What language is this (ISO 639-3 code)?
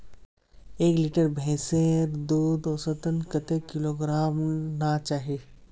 mag